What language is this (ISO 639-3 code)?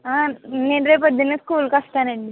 tel